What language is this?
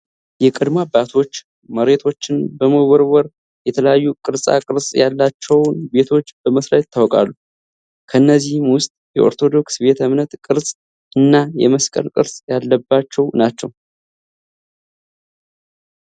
Amharic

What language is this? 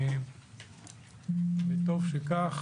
Hebrew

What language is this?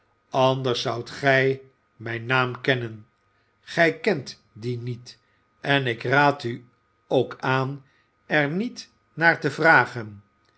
Dutch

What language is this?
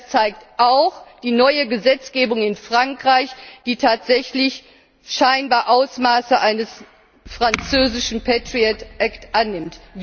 German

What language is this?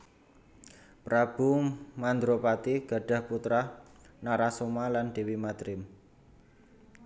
Javanese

